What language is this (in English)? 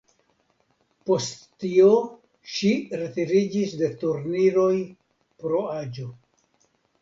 Esperanto